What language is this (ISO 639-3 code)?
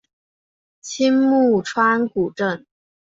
zho